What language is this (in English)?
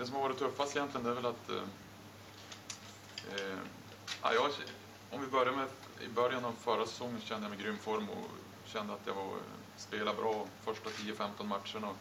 Swedish